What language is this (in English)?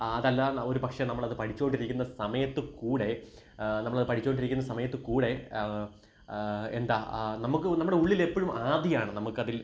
Malayalam